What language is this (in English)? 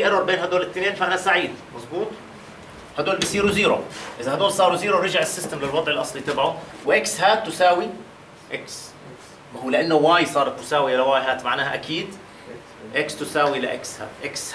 Arabic